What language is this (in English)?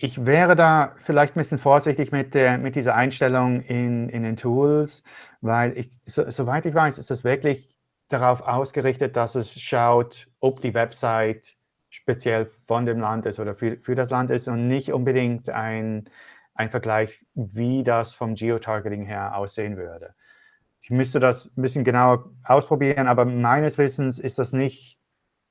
German